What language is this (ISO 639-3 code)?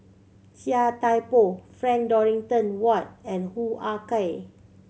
eng